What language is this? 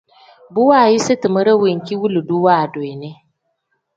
Tem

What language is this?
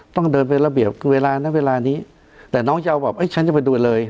Thai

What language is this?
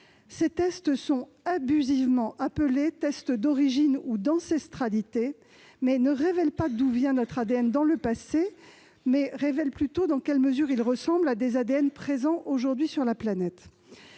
French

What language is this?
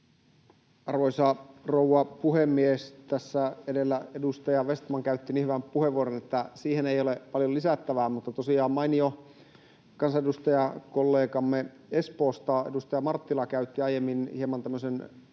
Finnish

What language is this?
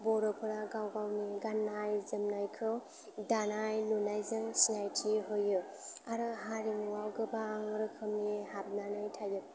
Bodo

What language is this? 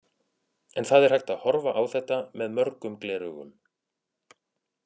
Icelandic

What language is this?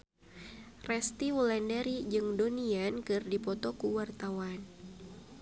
Sundanese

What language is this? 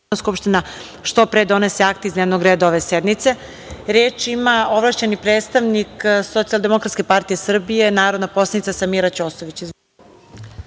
Serbian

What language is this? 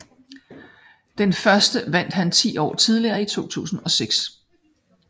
Danish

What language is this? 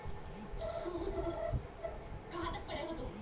Bhojpuri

